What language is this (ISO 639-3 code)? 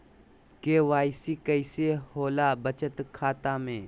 mag